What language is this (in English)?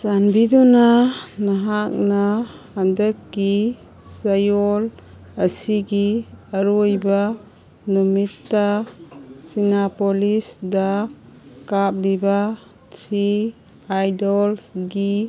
Manipuri